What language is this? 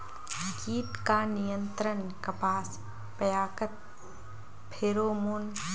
Magahi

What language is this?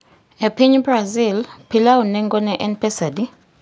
Luo (Kenya and Tanzania)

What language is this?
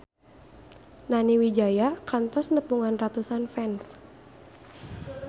Sundanese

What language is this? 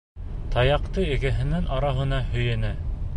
Bashkir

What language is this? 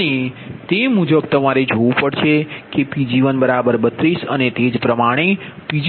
Gujarati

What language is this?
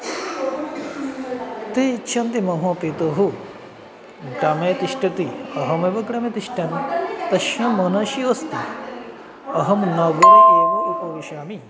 Sanskrit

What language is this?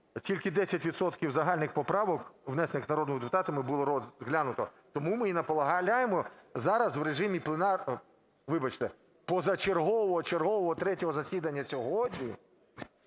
Ukrainian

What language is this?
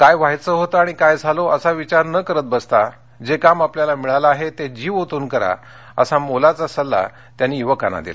Marathi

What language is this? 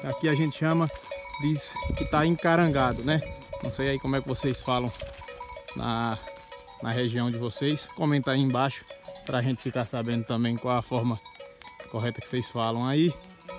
Portuguese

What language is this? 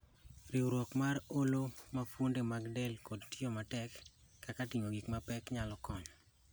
Luo (Kenya and Tanzania)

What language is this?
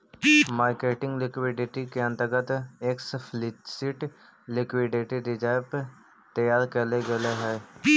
Magahi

